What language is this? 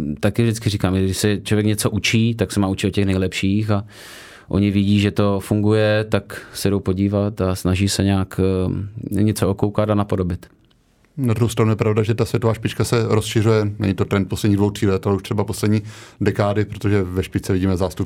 Czech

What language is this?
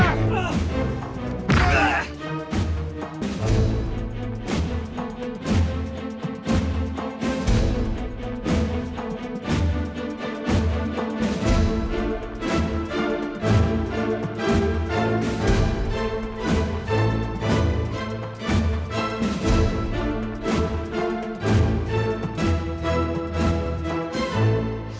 Indonesian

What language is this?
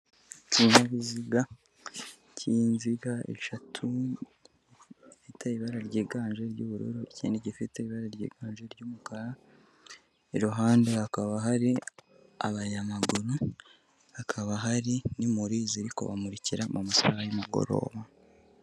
Kinyarwanda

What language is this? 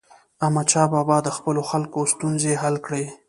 Pashto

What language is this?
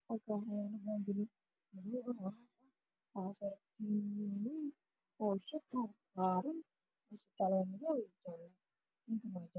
Somali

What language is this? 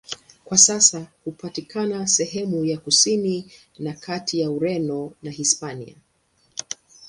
Swahili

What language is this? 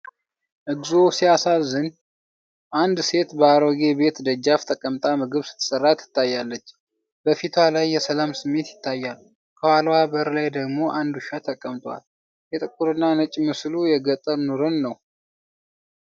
Amharic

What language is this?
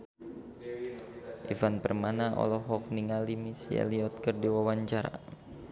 Sundanese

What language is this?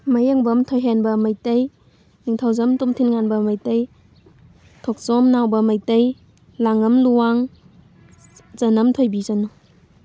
Manipuri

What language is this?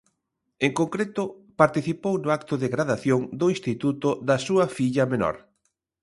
Galician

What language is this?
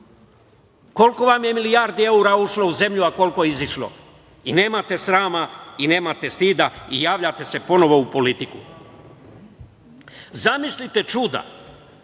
Serbian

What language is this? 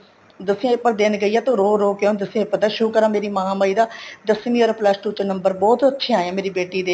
Punjabi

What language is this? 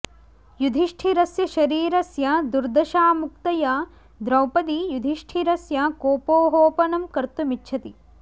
Sanskrit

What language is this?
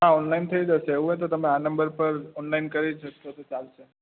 Gujarati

